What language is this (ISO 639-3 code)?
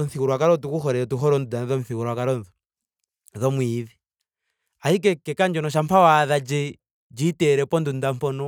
ndo